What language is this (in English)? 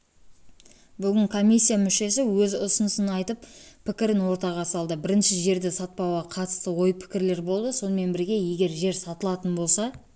Kazakh